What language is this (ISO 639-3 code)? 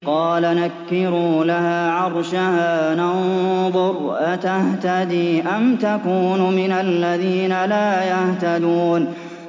ara